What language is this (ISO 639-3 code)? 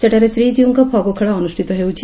ori